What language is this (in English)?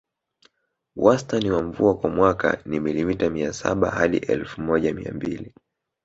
Swahili